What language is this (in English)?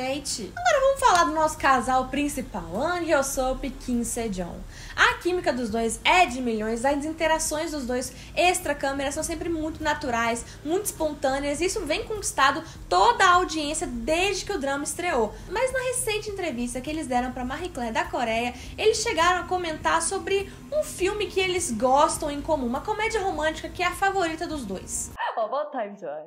Portuguese